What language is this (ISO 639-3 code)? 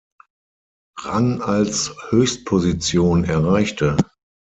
deu